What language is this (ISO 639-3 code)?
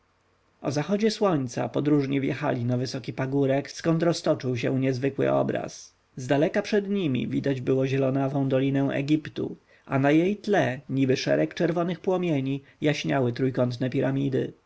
pol